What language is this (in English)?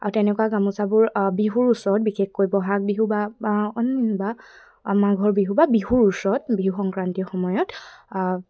Assamese